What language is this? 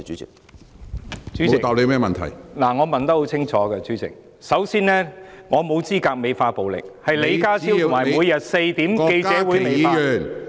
Cantonese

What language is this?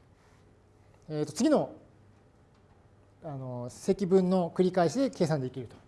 Japanese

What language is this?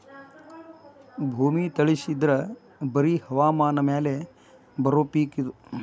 Kannada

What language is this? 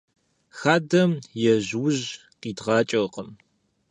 Kabardian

